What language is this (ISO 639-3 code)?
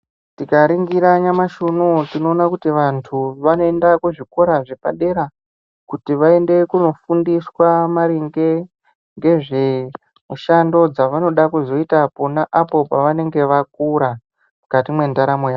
ndc